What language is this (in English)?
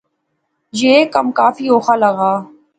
Pahari-Potwari